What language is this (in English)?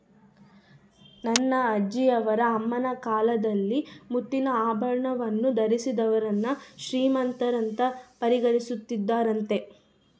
Kannada